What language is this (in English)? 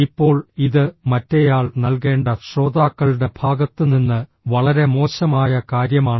Malayalam